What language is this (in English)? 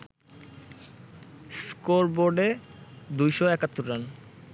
Bangla